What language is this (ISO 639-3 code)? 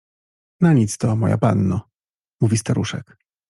pol